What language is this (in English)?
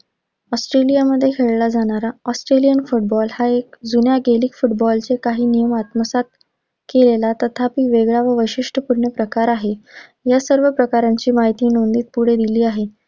Marathi